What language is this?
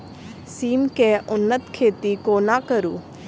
Maithili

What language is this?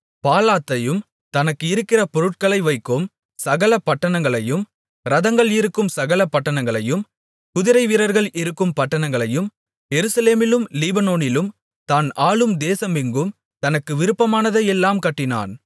Tamil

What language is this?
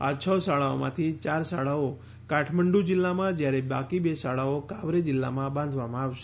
Gujarati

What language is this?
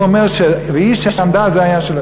Hebrew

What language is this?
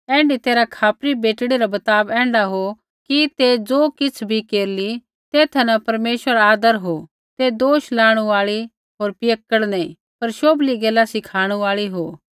Kullu Pahari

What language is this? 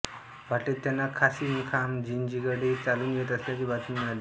Marathi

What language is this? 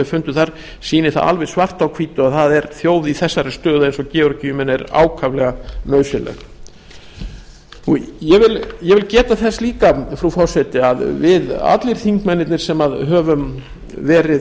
Icelandic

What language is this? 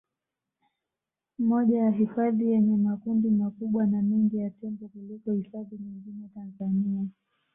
Swahili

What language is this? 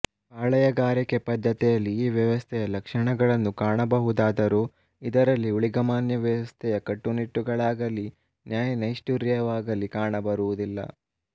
Kannada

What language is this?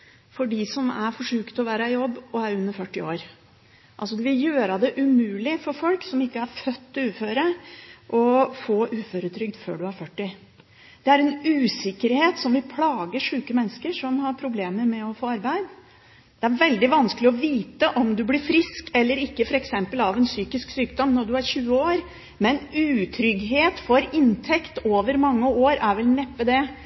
Norwegian Bokmål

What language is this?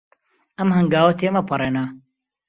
Central Kurdish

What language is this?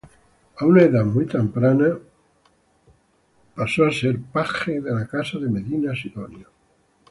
Spanish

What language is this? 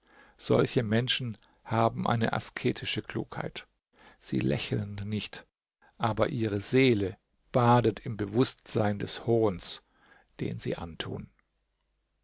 German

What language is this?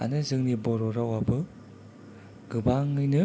Bodo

